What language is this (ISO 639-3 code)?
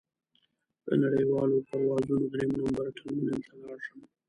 pus